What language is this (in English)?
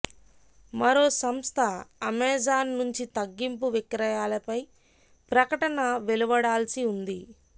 Telugu